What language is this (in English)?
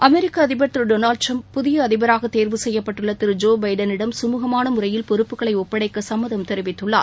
Tamil